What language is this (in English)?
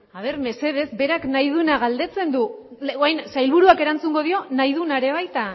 Basque